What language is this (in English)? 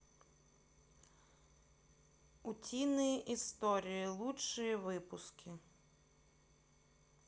Russian